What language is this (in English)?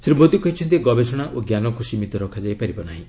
Odia